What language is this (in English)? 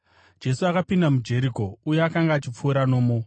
Shona